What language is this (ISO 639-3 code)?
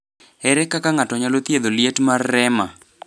luo